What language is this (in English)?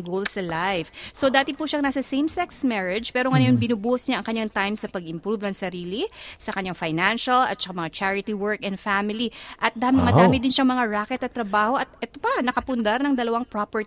Filipino